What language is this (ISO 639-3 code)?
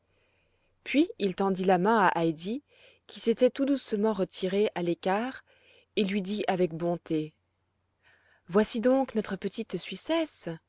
fra